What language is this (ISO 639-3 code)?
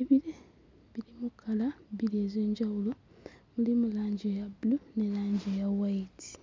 lug